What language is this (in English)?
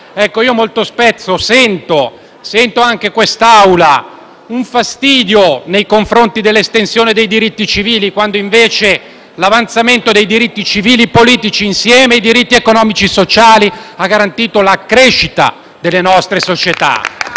Italian